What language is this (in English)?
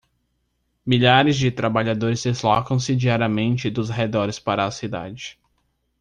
Portuguese